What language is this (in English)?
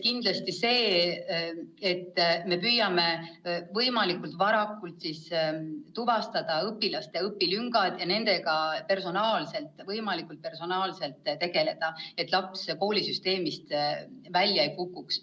Estonian